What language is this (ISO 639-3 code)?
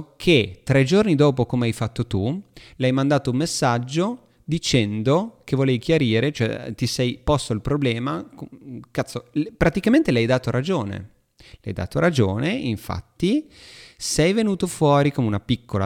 ita